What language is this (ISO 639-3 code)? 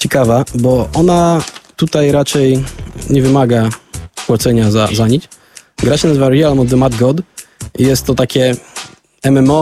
pol